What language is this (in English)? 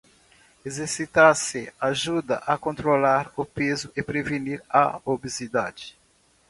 Portuguese